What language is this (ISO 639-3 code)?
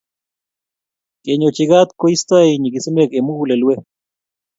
kln